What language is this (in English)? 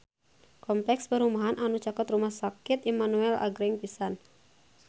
Sundanese